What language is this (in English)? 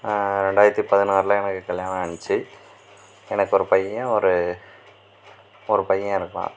Tamil